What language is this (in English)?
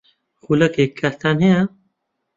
Central Kurdish